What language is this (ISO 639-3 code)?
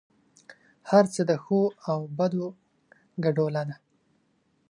pus